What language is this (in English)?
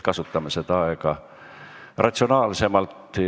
Estonian